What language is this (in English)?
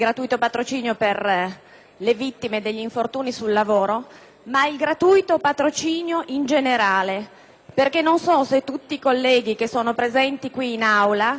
Italian